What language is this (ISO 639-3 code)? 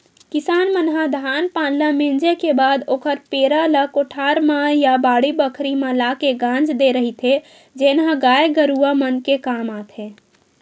hne